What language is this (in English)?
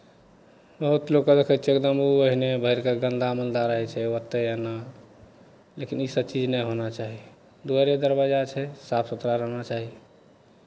Maithili